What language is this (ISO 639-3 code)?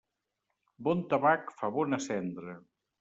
cat